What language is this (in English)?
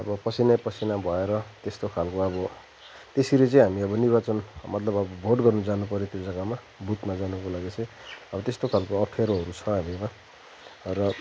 Nepali